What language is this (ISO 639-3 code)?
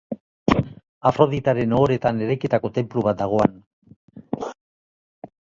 eus